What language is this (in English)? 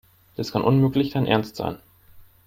German